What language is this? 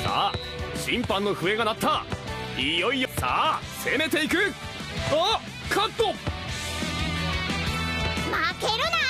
Japanese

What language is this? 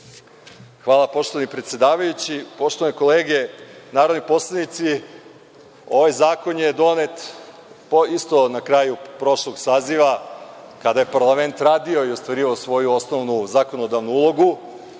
Serbian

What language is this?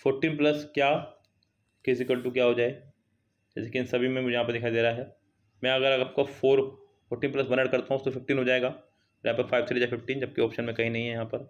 Hindi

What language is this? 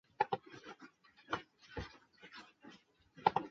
Chinese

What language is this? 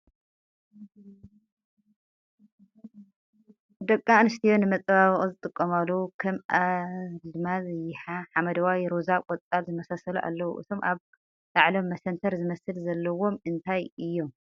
Tigrinya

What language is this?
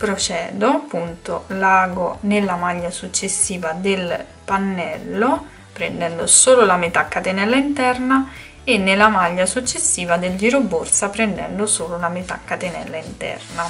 Italian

